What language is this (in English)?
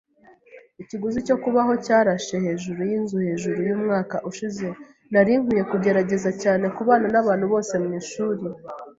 Kinyarwanda